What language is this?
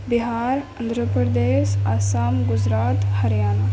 Urdu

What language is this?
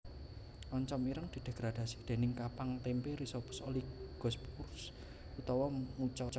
Javanese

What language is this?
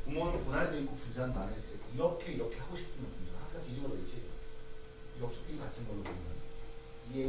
Korean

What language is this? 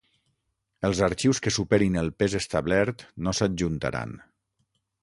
Catalan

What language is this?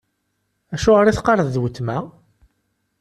Kabyle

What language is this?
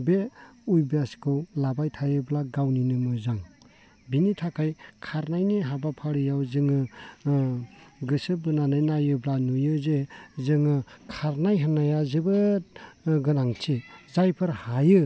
Bodo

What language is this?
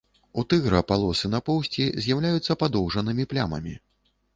Belarusian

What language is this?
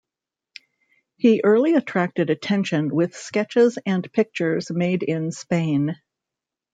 English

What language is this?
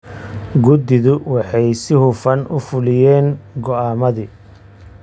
Somali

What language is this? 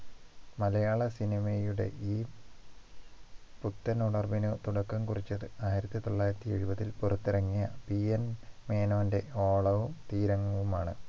Malayalam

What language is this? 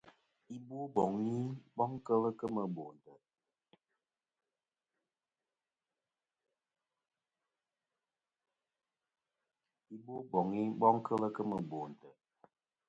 Kom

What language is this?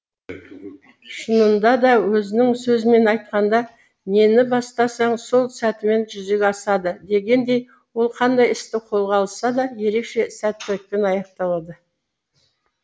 Kazakh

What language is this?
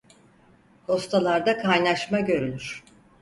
Turkish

